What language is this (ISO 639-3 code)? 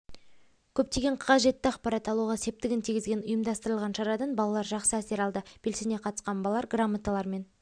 kaz